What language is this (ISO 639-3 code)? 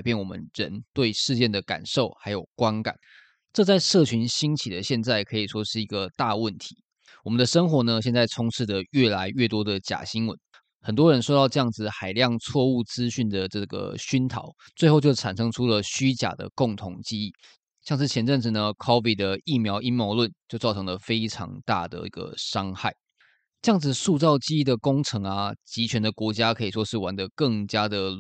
zho